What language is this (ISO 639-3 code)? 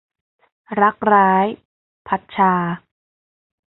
tha